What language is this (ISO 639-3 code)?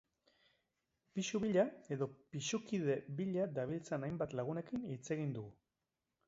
eus